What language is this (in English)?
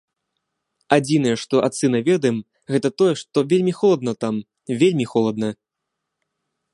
Belarusian